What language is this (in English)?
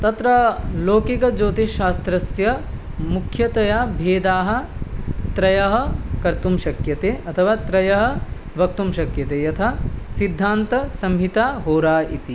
Sanskrit